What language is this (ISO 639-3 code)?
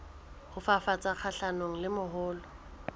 sot